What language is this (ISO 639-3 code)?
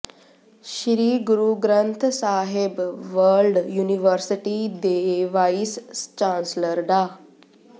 pan